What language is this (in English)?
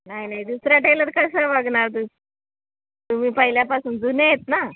Marathi